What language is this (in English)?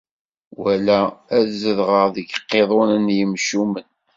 Kabyle